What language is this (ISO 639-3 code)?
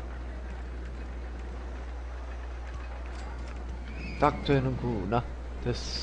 kor